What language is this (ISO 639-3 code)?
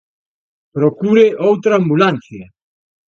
glg